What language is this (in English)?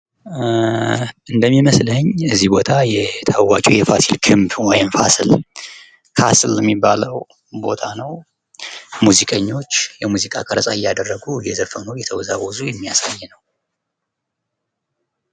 Amharic